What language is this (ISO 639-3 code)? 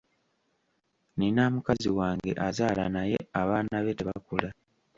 lug